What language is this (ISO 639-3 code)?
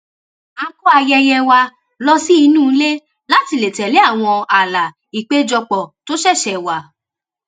yor